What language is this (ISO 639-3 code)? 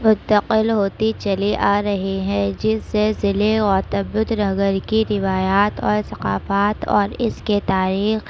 urd